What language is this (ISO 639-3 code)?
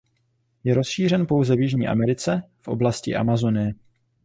ces